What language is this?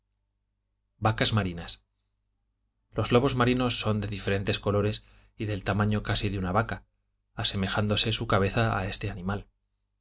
Spanish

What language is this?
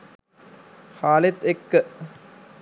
Sinhala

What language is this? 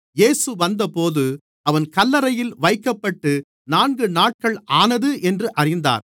Tamil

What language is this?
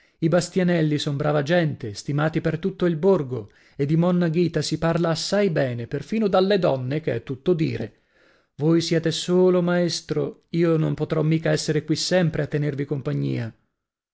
Italian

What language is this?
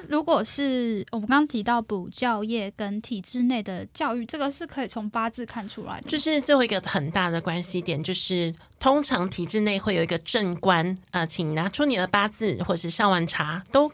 Chinese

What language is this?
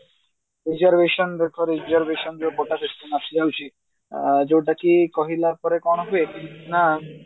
Odia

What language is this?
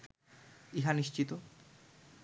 Bangla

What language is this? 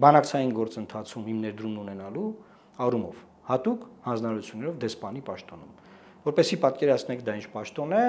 Romanian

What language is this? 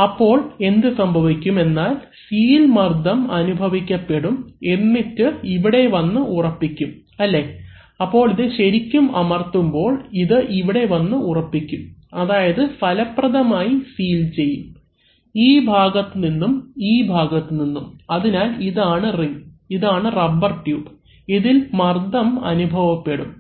Malayalam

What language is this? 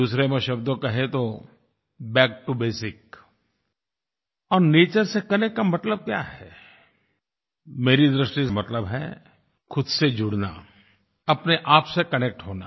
Hindi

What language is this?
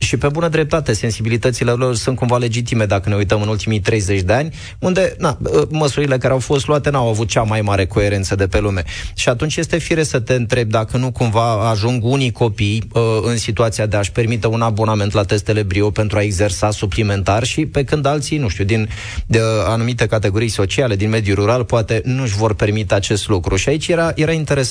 Romanian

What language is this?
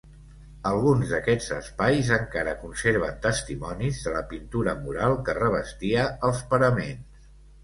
Catalan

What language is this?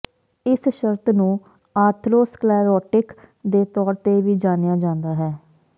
Punjabi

